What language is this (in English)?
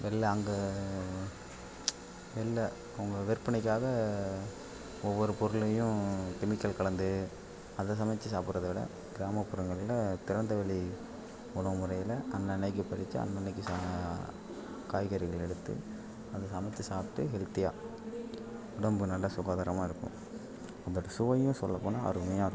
Tamil